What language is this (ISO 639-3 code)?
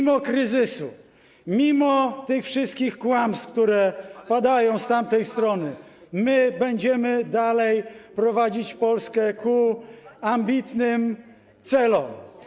pol